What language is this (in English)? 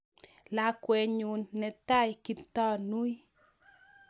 Kalenjin